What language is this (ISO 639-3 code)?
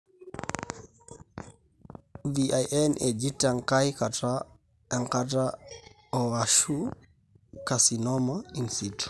mas